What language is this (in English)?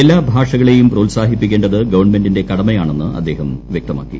Malayalam